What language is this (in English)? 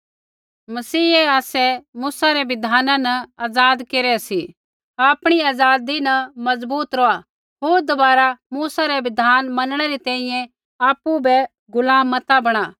Kullu Pahari